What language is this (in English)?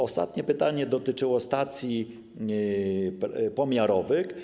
Polish